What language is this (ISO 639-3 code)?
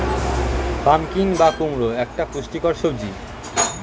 ben